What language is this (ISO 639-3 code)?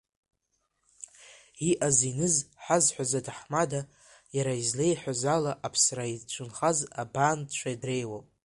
abk